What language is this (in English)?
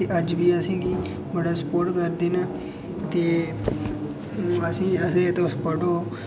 Dogri